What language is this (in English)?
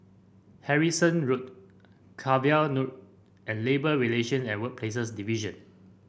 English